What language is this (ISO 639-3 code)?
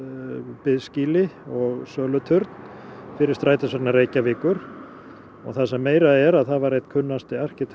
isl